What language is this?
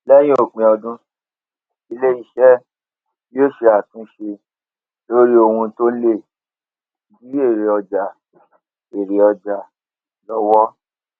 Yoruba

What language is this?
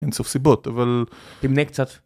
Hebrew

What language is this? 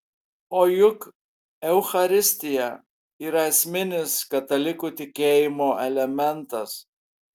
Lithuanian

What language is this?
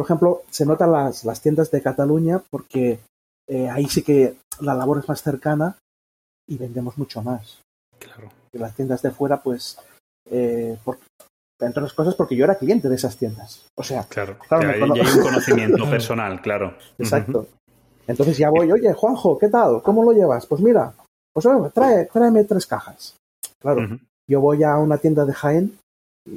Spanish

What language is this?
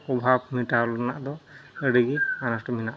Santali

